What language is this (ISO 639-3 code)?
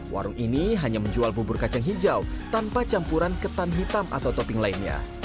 ind